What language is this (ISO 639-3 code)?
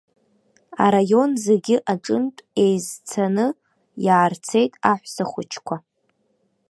abk